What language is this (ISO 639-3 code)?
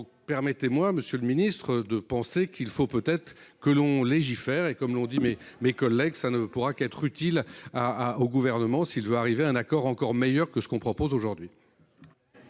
fra